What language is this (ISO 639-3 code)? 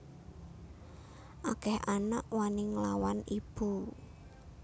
jav